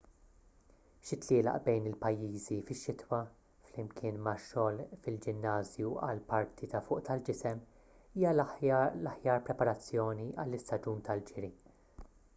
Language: Maltese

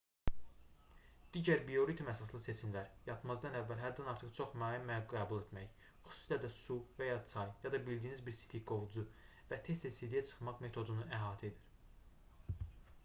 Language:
Azerbaijani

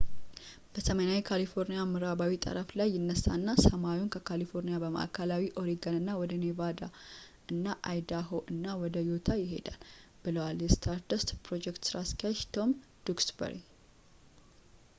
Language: Amharic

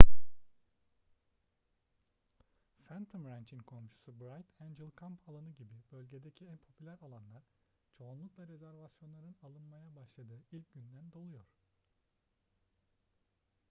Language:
Turkish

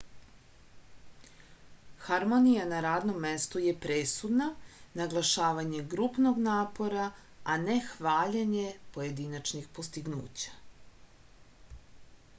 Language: Serbian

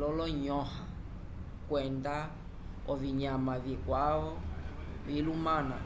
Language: Umbundu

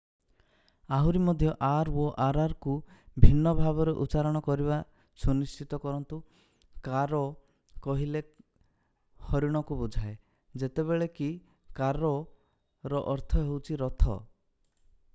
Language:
Odia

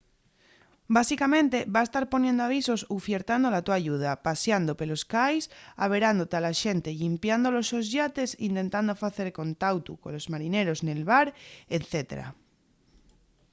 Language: Asturian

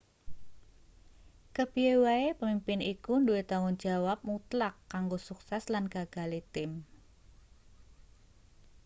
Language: Javanese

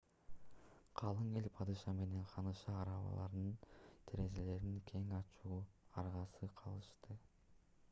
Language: Kyrgyz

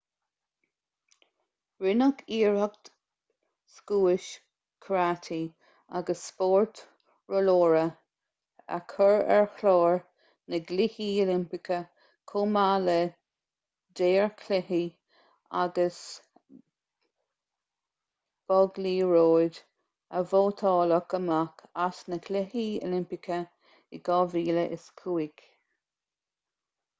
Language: Irish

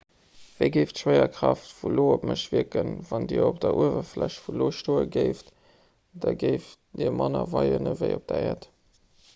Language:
Luxembourgish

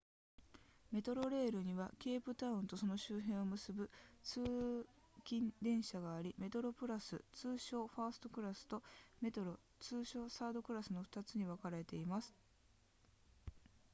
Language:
Japanese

